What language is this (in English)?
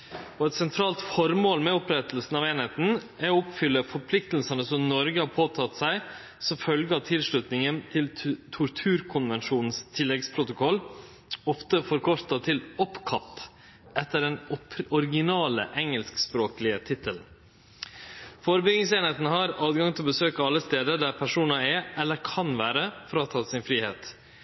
Norwegian Nynorsk